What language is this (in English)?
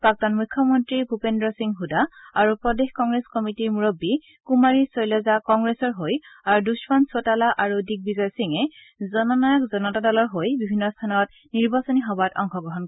Assamese